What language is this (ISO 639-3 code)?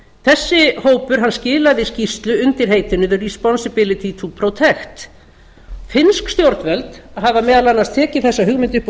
isl